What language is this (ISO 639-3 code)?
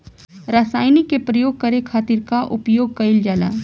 bho